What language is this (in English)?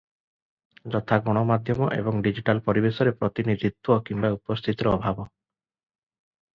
Odia